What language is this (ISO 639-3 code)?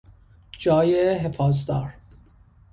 fas